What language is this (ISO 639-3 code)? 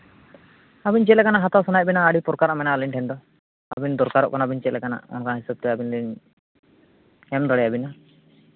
sat